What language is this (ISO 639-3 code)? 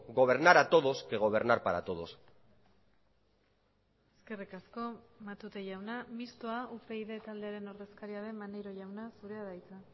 eus